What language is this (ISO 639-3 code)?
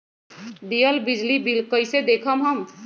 mag